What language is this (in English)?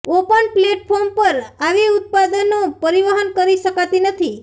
Gujarati